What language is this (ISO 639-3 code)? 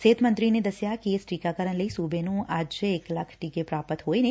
pan